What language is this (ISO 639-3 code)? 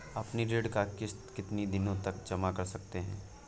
hin